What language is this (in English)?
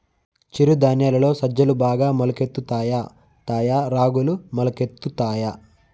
Telugu